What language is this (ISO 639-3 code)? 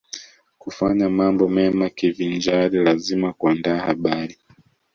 swa